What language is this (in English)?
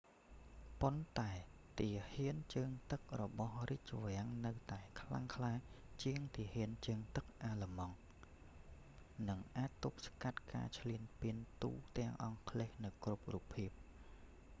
Khmer